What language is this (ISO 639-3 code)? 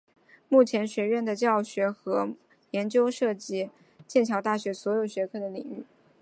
zho